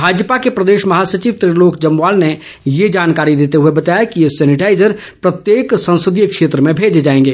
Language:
Hindi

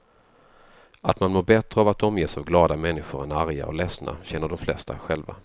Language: Swedish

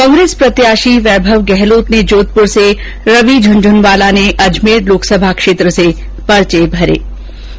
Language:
Hindi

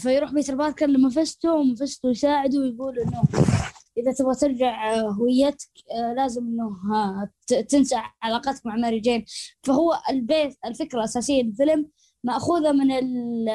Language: Arabic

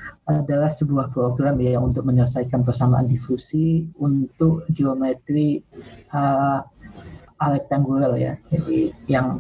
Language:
Indonesian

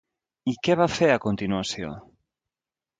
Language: Catalan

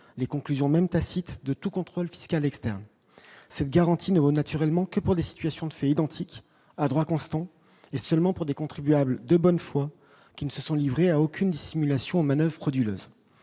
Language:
French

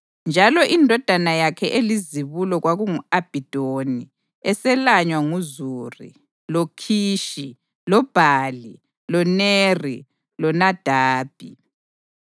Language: North Ndebele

